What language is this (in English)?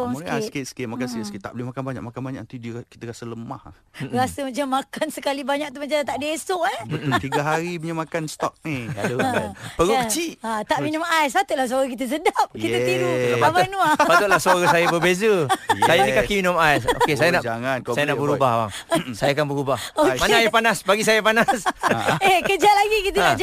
Malay